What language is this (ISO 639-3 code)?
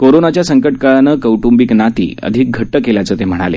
mar